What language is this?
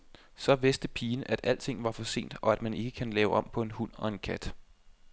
Danish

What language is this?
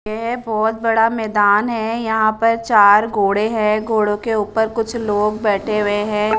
Hindi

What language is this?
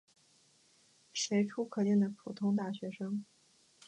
Chinese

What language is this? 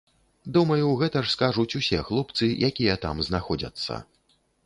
Belarusian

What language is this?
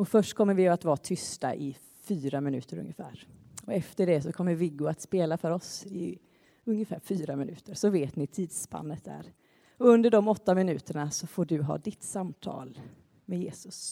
Swedish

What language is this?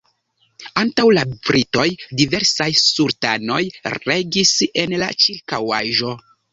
Esperanto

